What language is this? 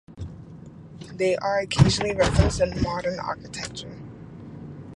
English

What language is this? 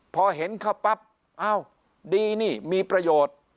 Thai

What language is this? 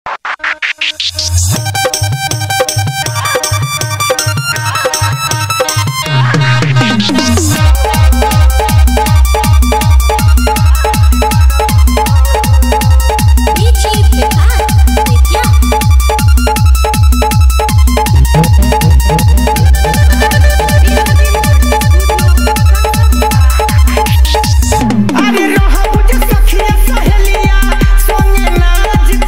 Thai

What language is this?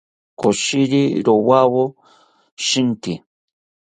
South Ucayali Ashéninka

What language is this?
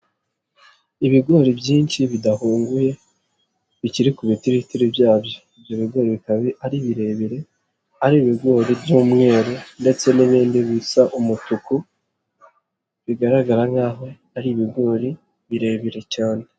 Kinyarwanda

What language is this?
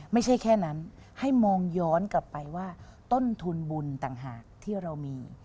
Thai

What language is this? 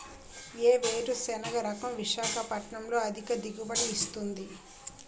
Telugu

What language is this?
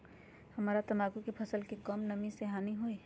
Magahi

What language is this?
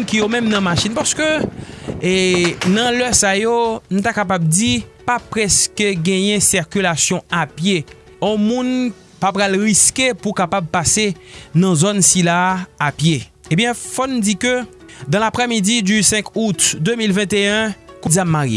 French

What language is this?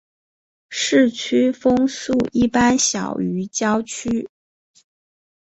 Chinese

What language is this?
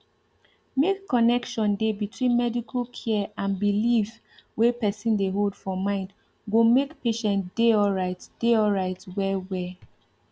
Nigerian Pidgin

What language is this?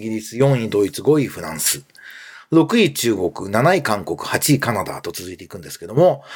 Japanese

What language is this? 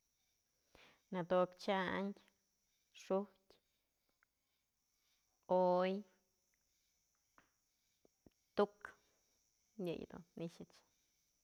Mazatlán Mixe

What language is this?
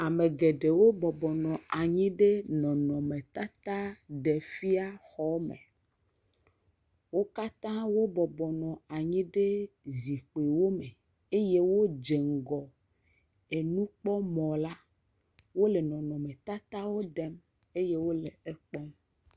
Ewe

